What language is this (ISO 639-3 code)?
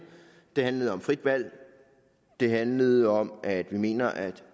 dan